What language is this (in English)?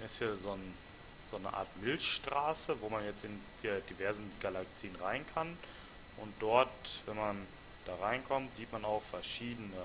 German